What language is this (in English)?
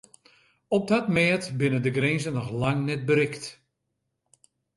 Western Frisian